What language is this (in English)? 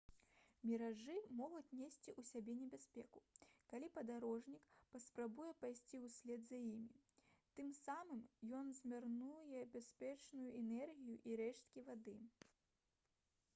Belarusian